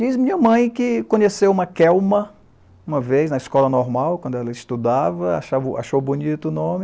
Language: Portuguese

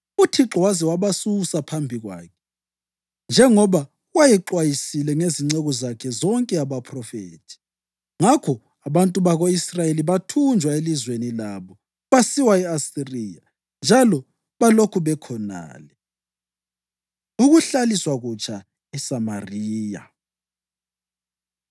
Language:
North Ndebele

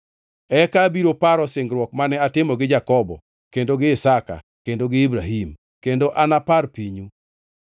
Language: Luo (Kenya and Tanzania)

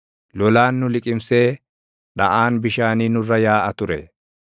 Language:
Oromo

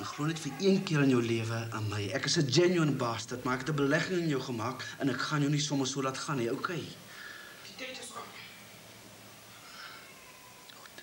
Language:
Dutch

